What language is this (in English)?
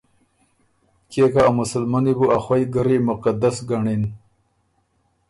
Ormuri